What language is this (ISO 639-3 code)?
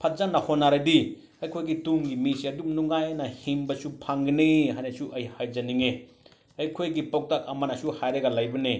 mni